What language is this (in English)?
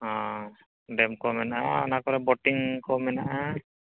Santali